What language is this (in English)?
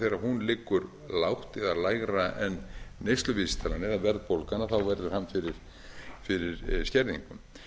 Icelandic